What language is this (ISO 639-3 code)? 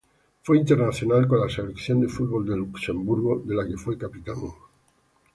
spa